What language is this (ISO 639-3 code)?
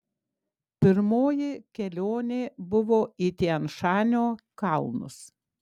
lit